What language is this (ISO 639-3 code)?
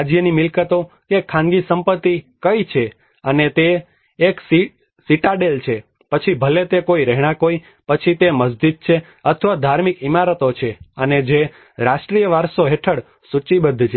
guj